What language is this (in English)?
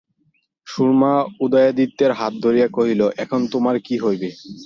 Bangla